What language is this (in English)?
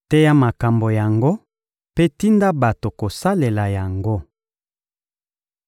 Lingala